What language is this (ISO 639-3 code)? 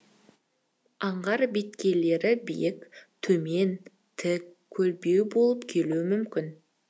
kaz